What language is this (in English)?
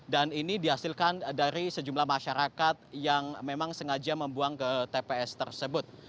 Indonesian